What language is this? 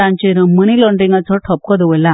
Konkani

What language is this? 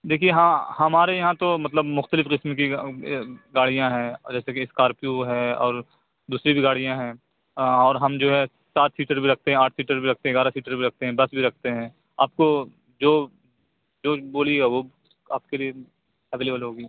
Urdu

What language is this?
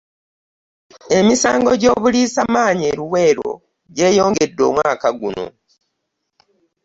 Ganda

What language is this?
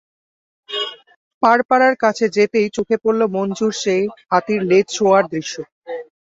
Bangla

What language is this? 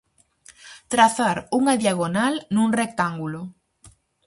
Galician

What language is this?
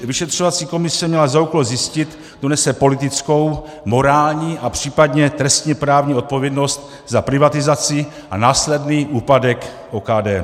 Czech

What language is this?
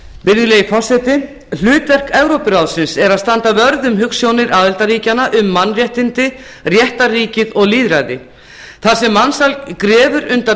Icelandic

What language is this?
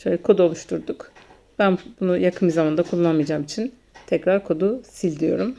Turkish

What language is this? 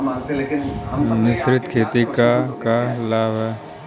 Bhojpuri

